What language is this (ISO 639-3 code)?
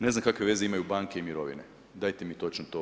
hrv